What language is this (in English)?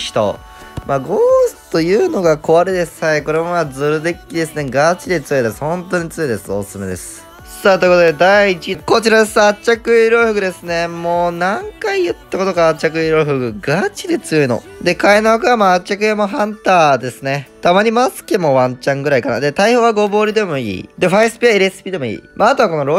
Japanese